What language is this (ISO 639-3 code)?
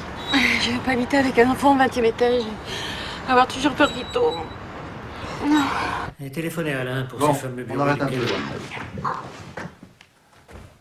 fra